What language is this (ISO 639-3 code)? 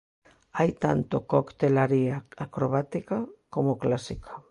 glg